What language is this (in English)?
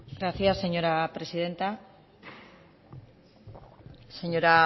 Spanish